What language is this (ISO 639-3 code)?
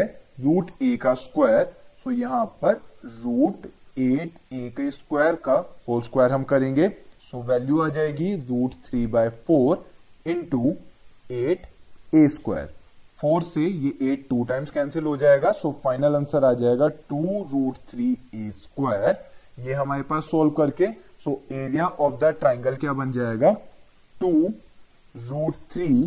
hin